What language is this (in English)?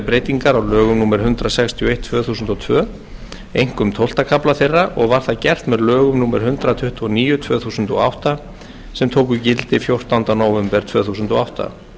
Icelandic